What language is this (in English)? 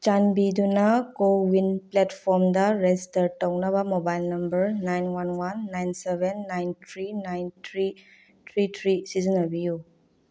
Manipuri